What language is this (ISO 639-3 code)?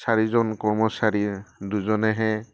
asm